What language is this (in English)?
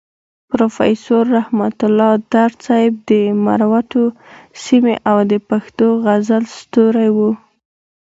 Pashto